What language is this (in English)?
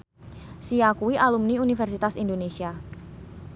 Javanese